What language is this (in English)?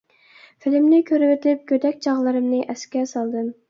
Uyghur